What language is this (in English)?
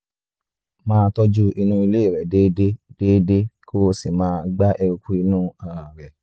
Yoruba